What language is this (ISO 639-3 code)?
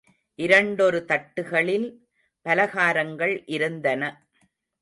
tam